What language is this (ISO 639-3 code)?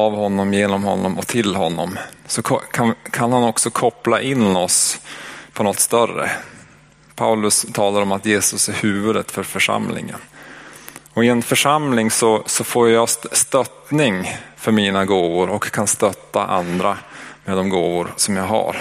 swe